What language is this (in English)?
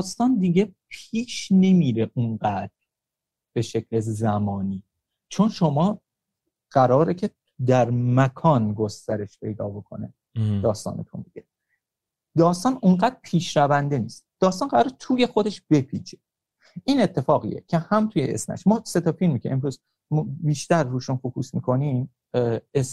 Persian